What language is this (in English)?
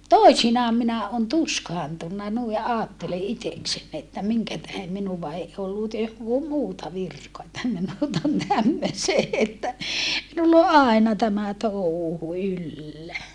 Finnish